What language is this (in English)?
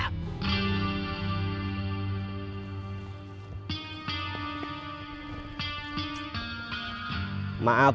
Indonesian